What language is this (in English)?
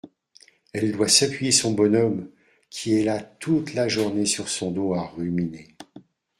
French